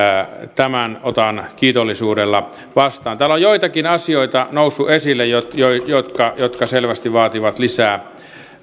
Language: Finnish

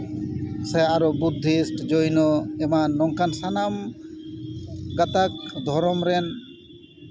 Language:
Santali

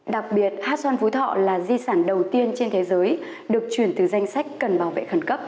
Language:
Vietnamese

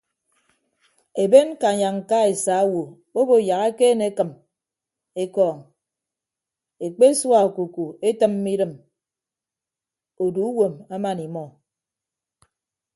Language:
Ibibio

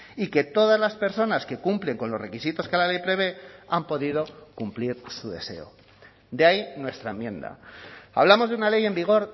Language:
Spanish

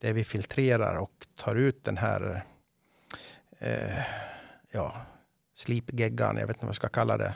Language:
Swedish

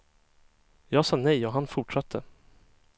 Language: Swedish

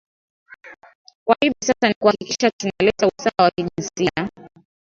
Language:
Swahili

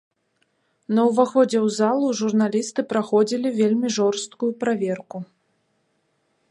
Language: Belarusian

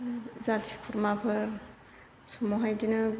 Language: Bodo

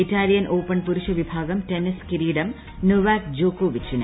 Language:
Malayalam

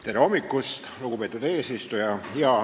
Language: Estonian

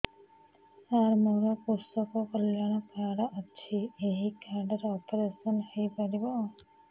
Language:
Odia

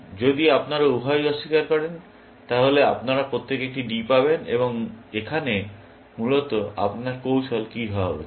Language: Bangla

